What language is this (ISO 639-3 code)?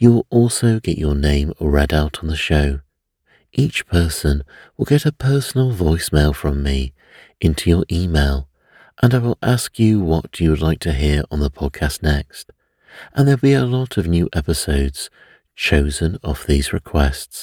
eng